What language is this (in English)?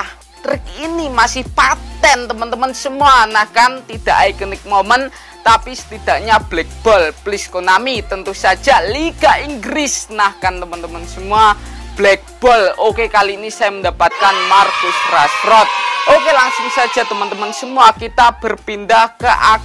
Indonesian